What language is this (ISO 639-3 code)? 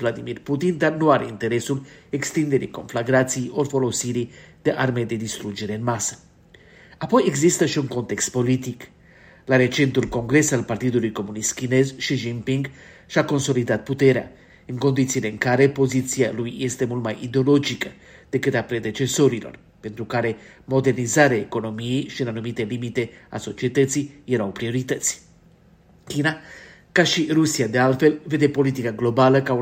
ron